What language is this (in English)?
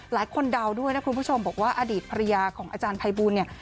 Thai